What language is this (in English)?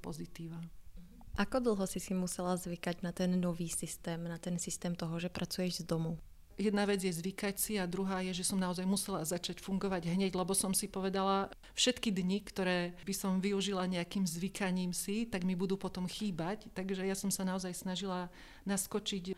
Slovak